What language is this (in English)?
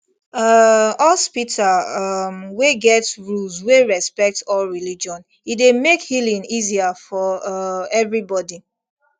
Nigerian Pidgin